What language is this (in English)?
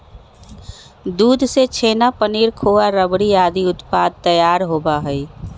Magahi